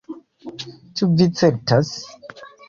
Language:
Esperanto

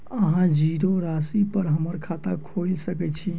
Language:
Maithili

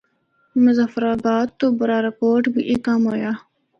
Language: Northern Hindko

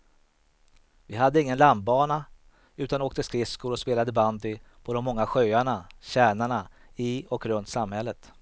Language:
Swedish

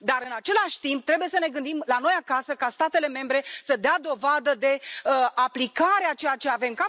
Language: Romanian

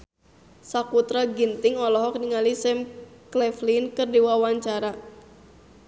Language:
Sundanese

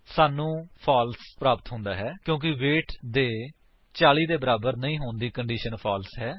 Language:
Punjabi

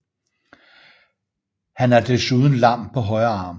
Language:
Danish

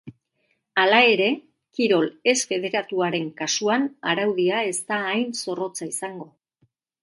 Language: Basque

